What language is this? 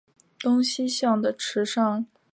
Chinese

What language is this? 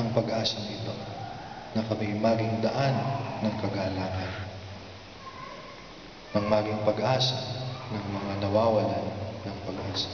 Filipino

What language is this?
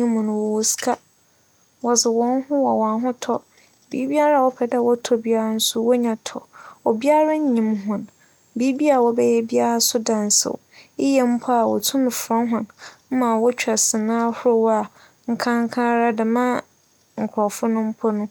Akan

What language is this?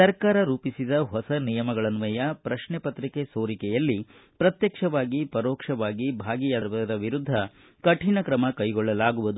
Kannada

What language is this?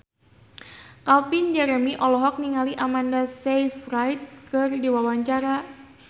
Sundanese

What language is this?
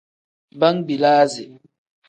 Tem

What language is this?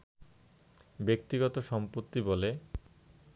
Bangla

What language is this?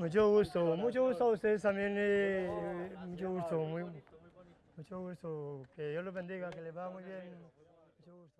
Spanish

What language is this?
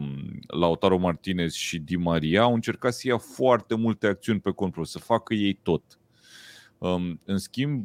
Romanian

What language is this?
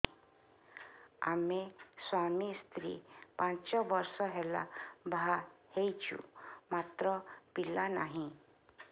Odia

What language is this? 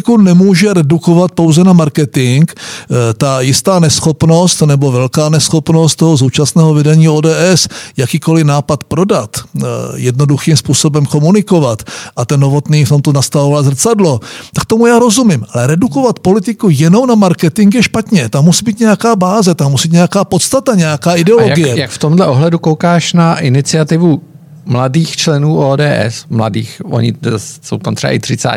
Czech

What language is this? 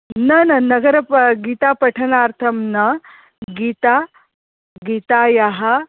Sanskrit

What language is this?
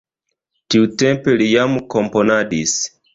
Esperanto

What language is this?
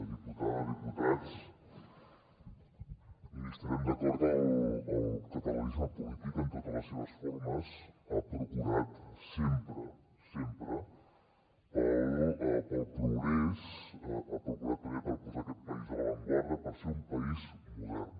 Catalan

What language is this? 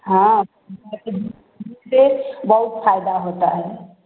Hindi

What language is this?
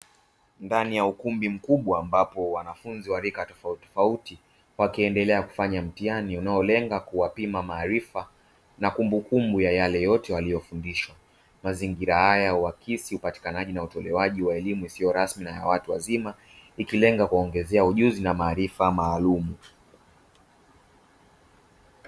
Swahili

